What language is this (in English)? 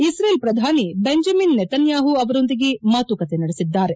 Kannada